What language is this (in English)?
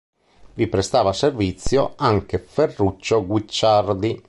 Italian